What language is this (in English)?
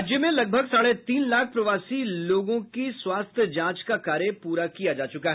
Hindi